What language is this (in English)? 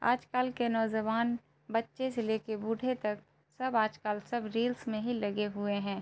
Urdu